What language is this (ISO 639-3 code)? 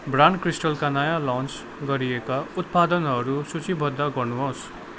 nep